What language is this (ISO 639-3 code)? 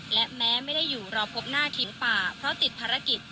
tha